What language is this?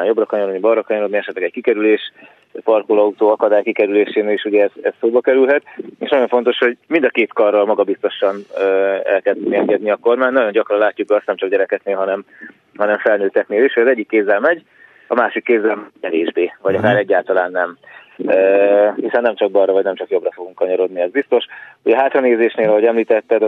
Hungarian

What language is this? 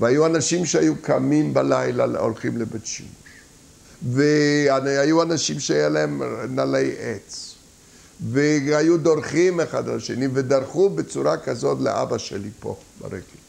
Hebrew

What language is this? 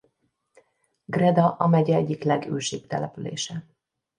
Hungarian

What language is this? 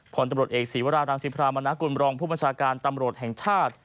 Thai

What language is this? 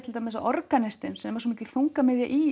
Icelandic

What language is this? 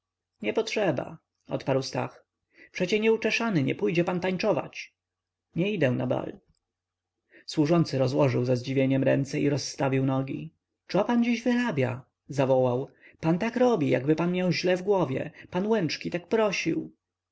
Polish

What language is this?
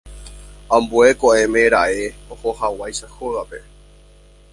Guarani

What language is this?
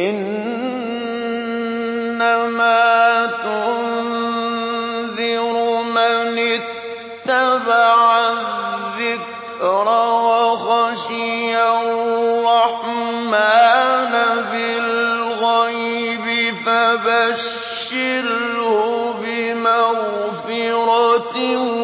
Arabic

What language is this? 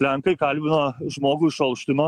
Lithuanian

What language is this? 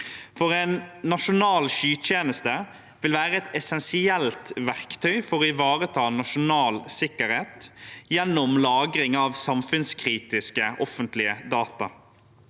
Norwegian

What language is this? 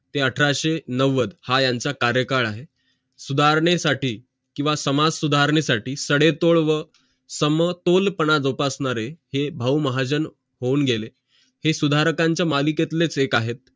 Marathi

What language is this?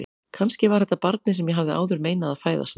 Icelandic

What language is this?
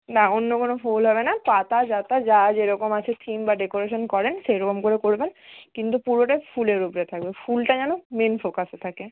Bangla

